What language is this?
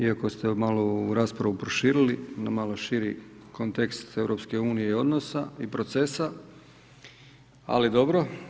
Croatian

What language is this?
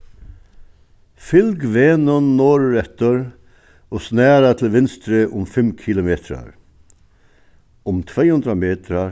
Faroese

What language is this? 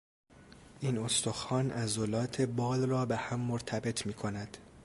Persian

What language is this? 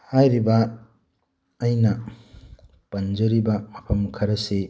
Manipuri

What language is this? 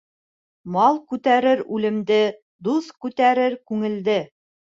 Bashkir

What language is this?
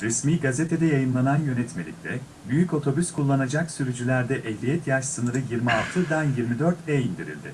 Turkish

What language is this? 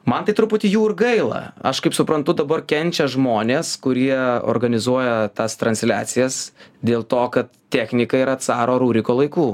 Lithuanian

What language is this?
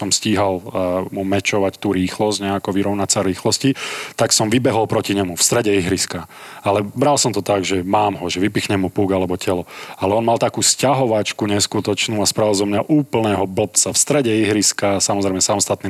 Slovak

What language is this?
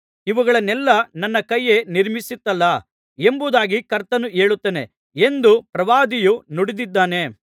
Kannada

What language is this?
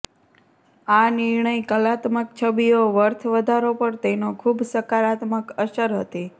Gujarati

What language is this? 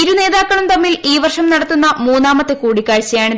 Malayalam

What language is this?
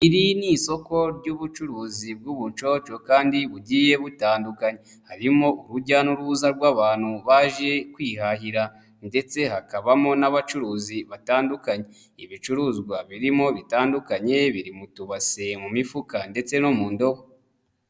Kinyarwanda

